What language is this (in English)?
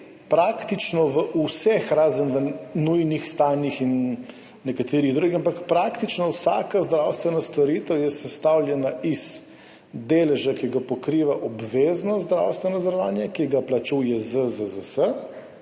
Slovenian